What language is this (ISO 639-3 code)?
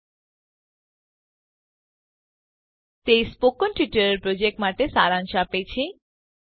guj